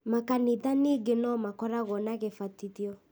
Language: Kikuyu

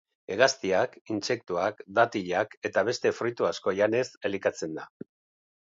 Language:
Basque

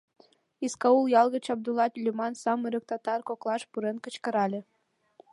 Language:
Mari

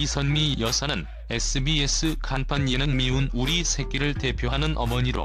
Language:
Korean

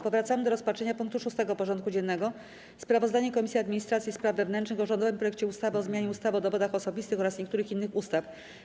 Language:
Polish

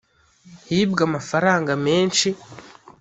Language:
Kinyarwanda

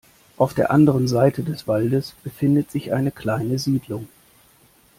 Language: German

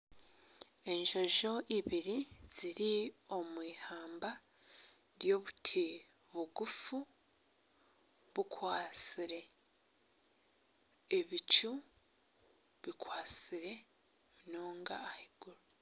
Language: Nyankole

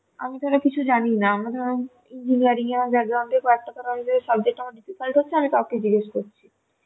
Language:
Bangla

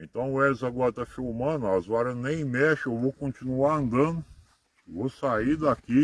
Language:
Portuguese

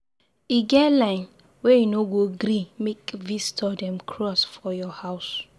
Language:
Nigerian Pidgin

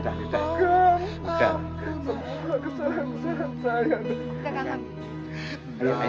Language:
Indonesian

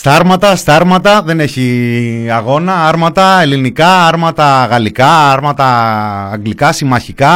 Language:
Greek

